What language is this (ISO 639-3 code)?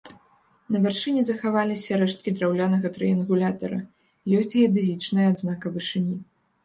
bel